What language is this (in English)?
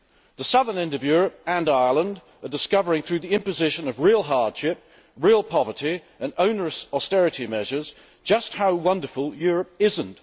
English